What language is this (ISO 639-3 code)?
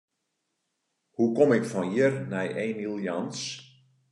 fry